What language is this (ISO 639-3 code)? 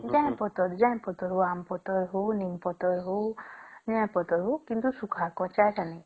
ori